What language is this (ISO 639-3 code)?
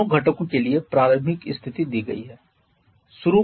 hin